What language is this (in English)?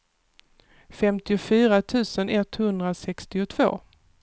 Swedish